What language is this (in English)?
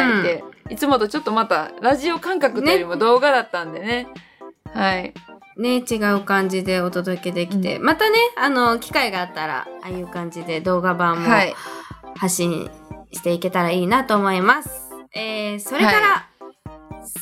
Japanese